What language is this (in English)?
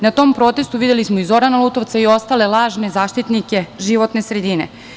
Serbian